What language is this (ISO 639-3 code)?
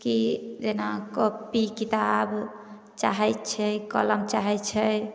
mai